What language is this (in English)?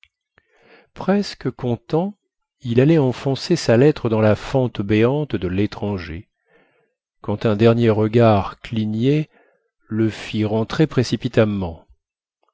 French